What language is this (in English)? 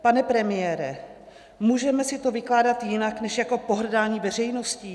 Czech